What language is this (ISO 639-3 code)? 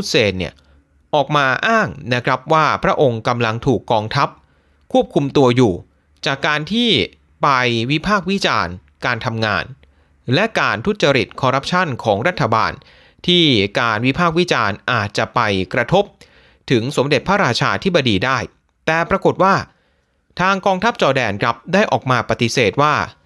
tha